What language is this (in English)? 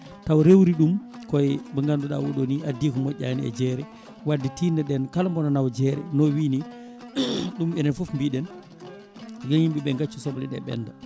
Fula